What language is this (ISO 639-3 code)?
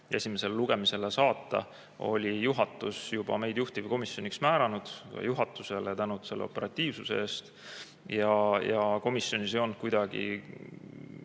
est